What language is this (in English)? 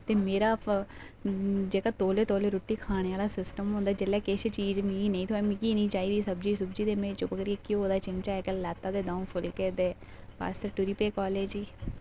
Dogri